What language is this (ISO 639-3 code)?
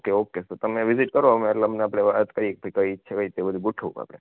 guj